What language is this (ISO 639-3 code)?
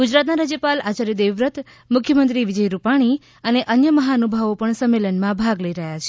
guj